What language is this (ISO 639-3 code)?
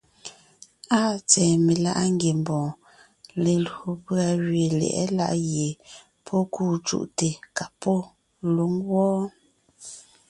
nnh